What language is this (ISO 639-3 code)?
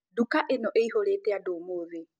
kik